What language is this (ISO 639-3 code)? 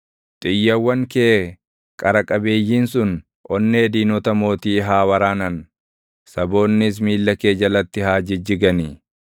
orm